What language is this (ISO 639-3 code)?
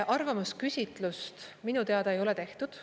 est